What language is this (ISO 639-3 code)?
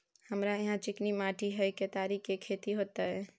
mai